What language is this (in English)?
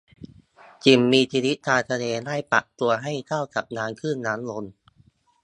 Thai